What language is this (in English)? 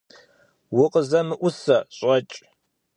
Kabardian